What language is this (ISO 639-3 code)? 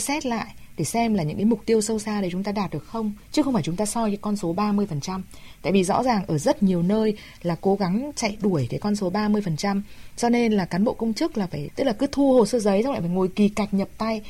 vie